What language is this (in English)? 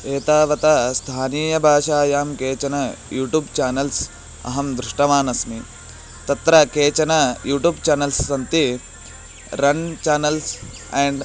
Sanskrit